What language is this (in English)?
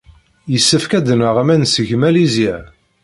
Kabyle